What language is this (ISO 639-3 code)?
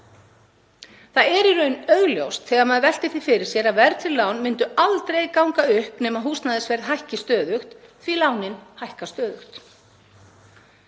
isl